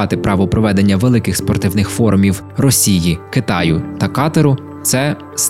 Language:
Ukrainian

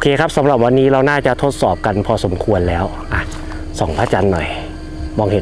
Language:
Thai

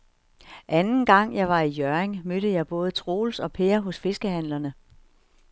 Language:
Danish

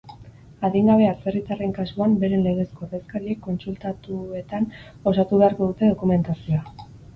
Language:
Basque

